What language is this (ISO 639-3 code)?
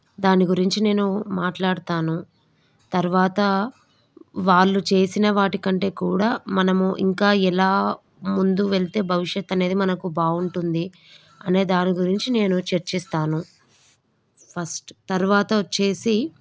tel